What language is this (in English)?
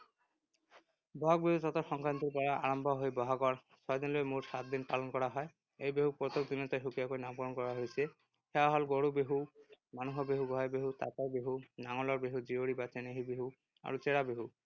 Assamese